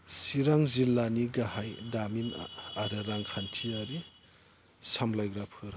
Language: Bodo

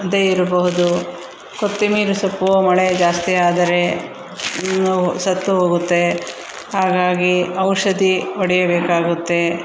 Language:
Kannada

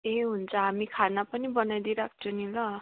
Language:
Nepali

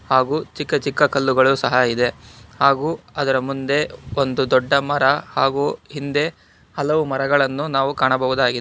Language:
Kannada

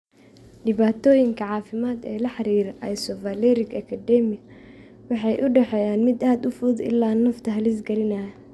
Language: Somali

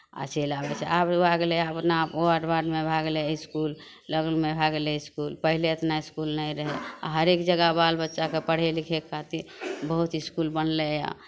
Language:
Maithili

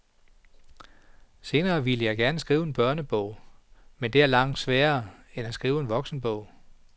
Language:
Danish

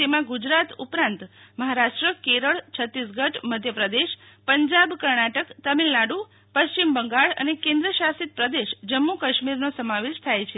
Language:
Gujarati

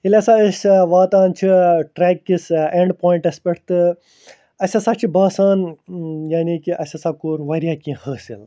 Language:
Kashmiri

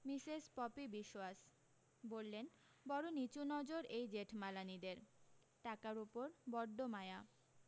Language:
Bangla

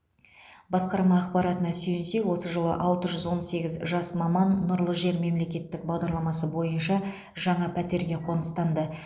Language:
Kazakh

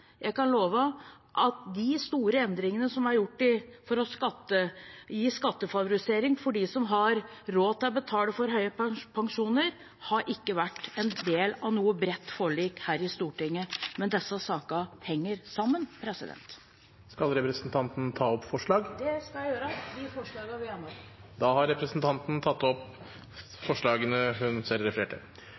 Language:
Norwegian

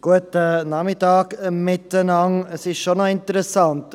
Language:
Swiss German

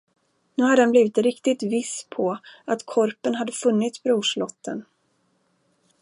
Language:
Swedish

